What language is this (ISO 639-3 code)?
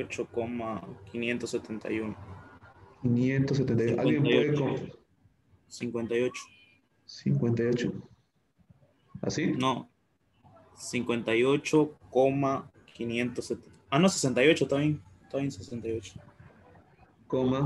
spa